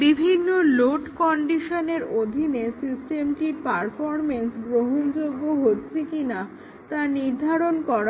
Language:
Bangla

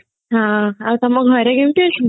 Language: Odia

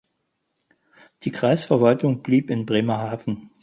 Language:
German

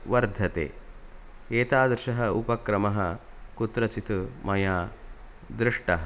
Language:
Sanskrit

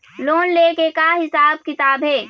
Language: Chhattisgarhi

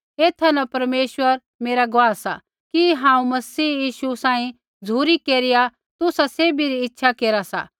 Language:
Kullu Pahari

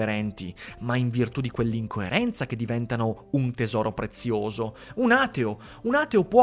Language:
Italian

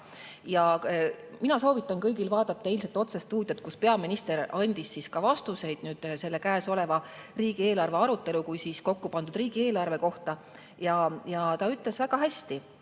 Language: Estonian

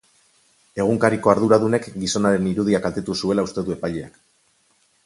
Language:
Basque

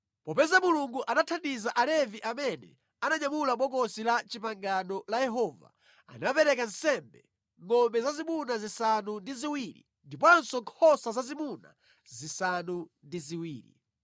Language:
Nyanja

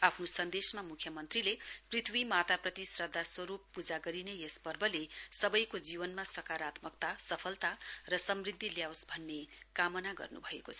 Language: Nepali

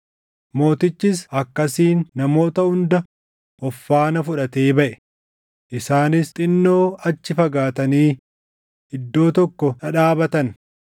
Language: Oromo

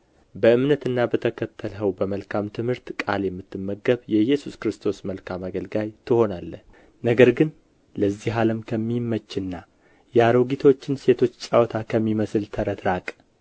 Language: Amharic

